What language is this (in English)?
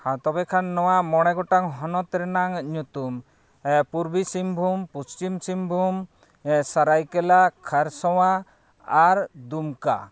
Santali